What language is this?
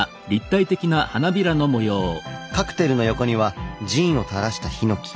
Japanese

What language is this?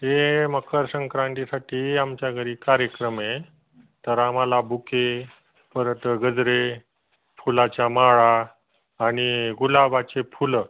Marathi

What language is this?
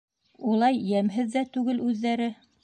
Bashkir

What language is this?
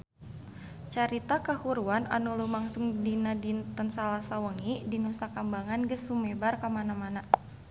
Sundanese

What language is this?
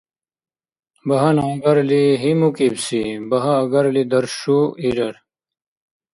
Dargwa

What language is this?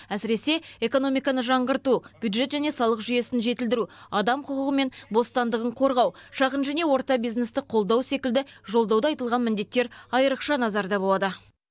Kazakh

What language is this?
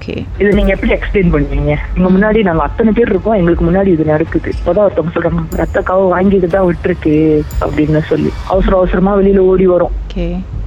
Tamil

